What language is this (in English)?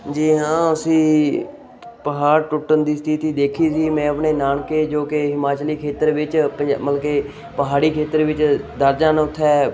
Punjabi